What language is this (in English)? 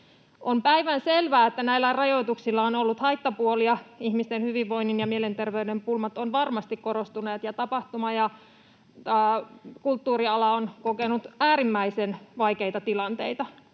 Finnish